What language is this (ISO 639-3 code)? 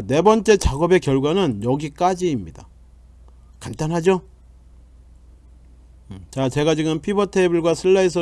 kor